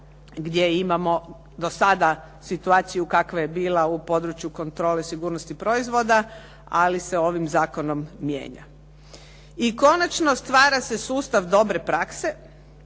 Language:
Croatian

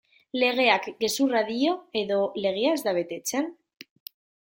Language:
Basque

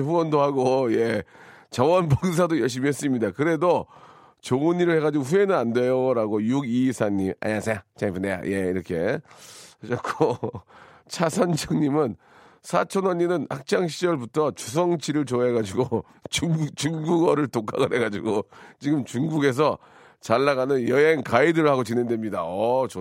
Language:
Korean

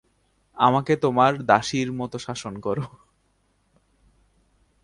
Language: Bangla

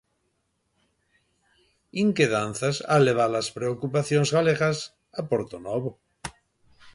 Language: Galician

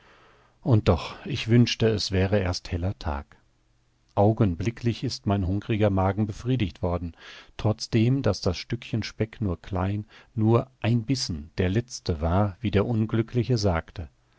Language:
German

